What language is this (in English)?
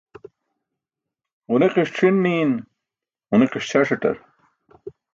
Burushaski